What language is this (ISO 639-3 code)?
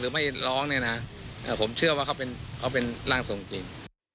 tha